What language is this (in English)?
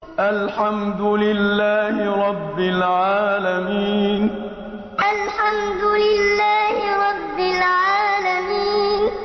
Arabic